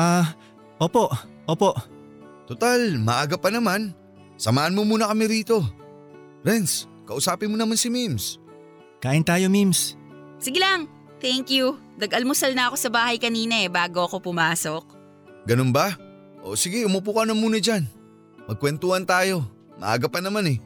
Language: Filipino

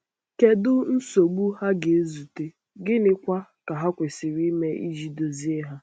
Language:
Igbo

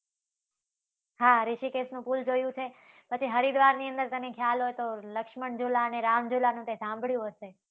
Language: Gujarati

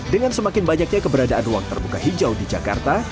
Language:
Indonesian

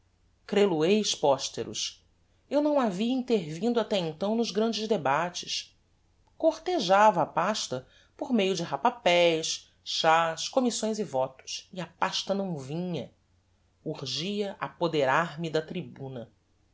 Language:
Portuguese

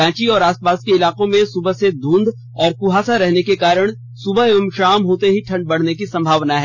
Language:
Hindi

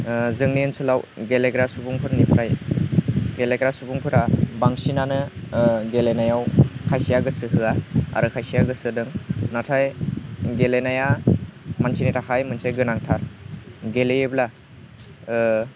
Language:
Bodo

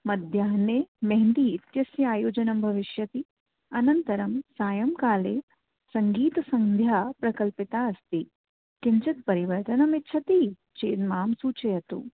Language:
Sanskrit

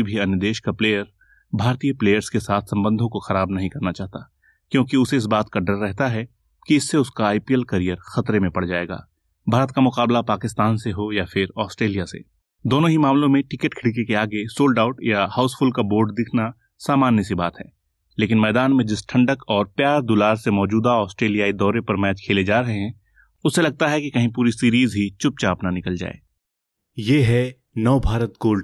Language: Hindi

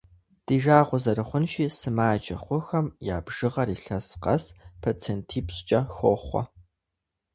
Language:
Kabardian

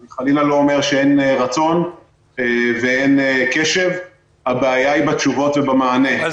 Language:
Hebrew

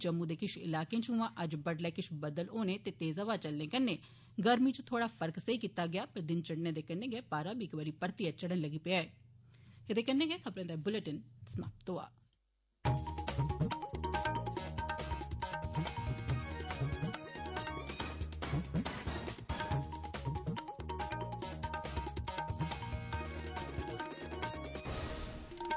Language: Dogri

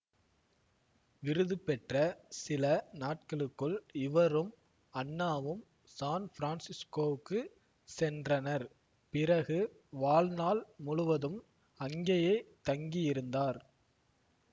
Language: Tamil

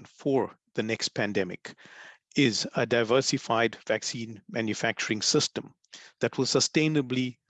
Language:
English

